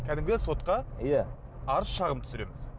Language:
Kazakh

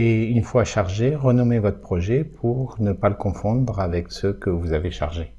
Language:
French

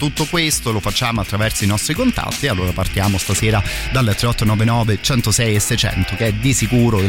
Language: Italian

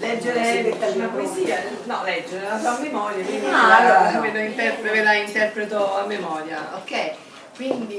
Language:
Italian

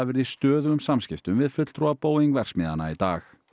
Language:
Icelandic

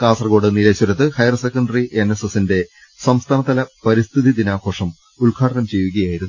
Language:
Malayalam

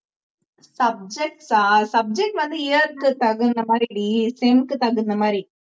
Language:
Tamil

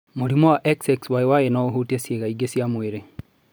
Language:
Kikuyu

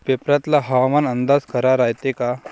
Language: Marathi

